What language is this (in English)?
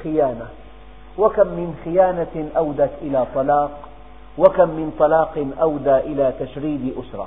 Arabic